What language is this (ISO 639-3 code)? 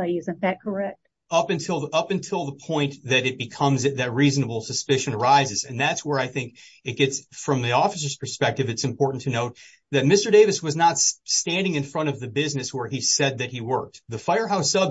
eng